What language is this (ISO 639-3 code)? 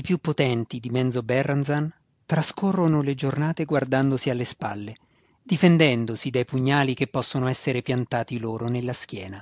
ita